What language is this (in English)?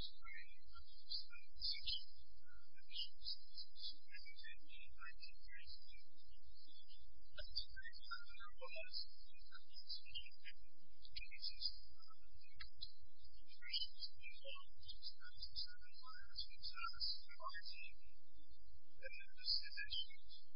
English